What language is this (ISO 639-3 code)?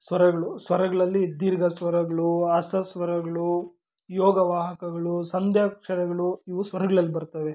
kan